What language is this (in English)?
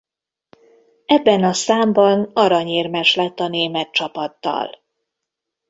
Hungarian